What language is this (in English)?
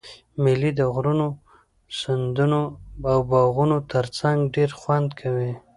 Pashto